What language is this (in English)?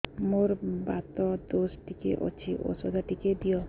Odia